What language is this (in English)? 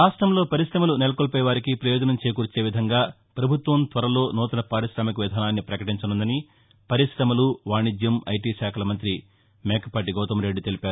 Telugu